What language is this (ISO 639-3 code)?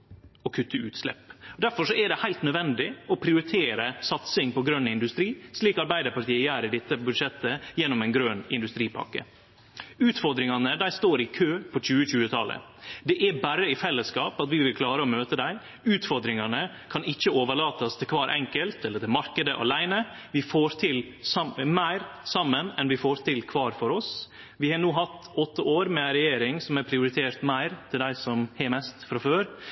nno